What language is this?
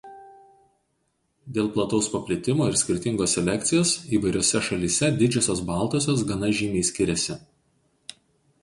Lithuanian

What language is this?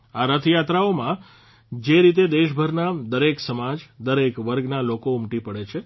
Gujarati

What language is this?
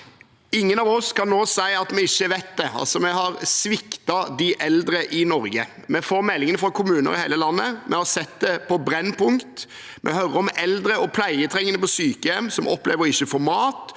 Norwegian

